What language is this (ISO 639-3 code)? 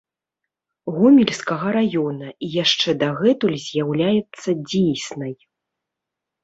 bel